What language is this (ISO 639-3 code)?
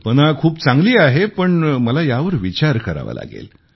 mar